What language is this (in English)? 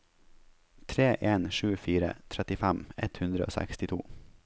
Norwegian